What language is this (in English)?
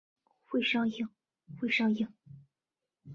Chinese